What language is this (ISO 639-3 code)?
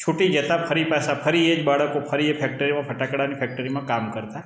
guj